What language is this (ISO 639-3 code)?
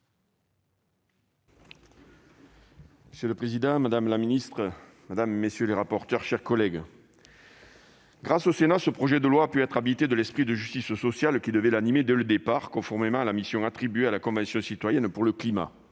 fra